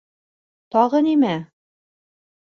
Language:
Bashkir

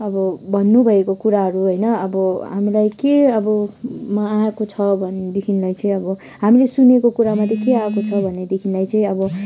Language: Nepali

